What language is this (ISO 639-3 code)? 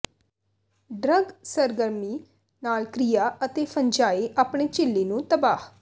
pan